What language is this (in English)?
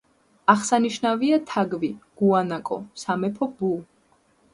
Georgian